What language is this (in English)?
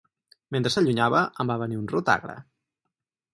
Catalan